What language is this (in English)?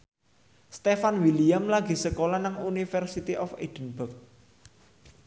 Javanese